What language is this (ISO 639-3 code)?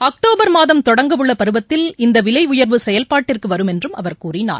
tam